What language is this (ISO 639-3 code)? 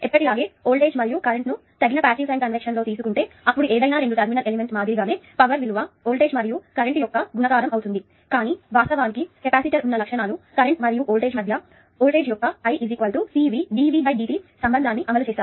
tel